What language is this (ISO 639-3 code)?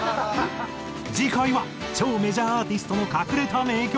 jpn